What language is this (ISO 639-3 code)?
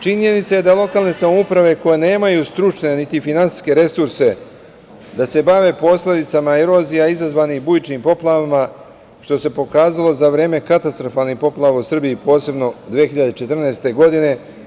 srp